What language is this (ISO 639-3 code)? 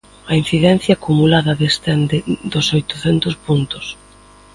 glg